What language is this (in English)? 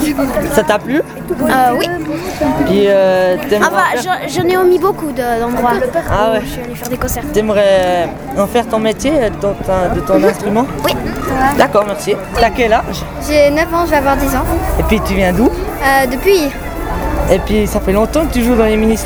French